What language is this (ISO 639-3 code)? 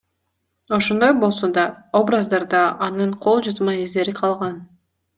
kir